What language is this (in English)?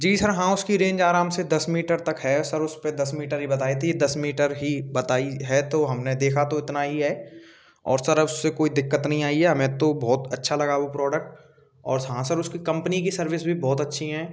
Hindi